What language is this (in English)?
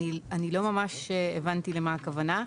Hebrew